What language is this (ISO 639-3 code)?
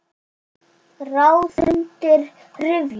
isl